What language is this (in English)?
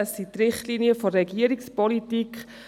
Swiss German